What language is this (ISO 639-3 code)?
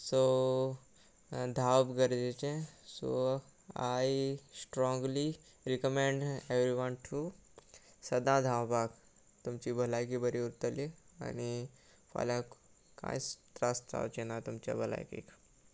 kok